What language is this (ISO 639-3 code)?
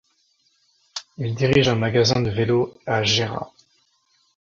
fra